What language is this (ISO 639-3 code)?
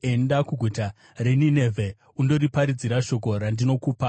sna